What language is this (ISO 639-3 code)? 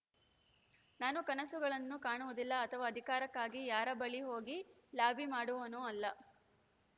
kan